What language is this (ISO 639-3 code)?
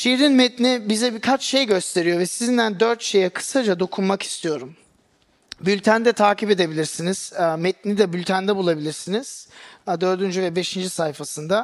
tur